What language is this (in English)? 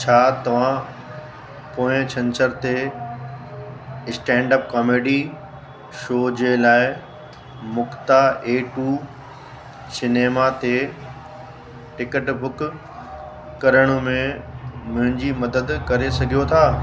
Sindhi